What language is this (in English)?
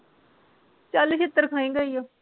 Punjabi